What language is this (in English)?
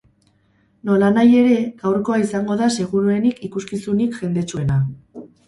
Basque